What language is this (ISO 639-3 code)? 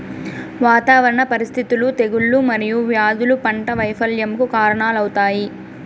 tel